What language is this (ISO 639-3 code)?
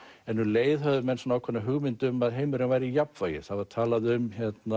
isl